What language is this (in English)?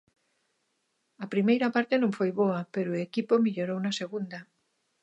Galician